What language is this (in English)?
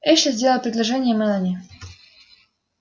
Russian